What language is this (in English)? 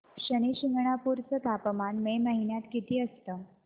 Marathi